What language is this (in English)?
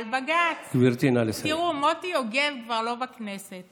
Hebrew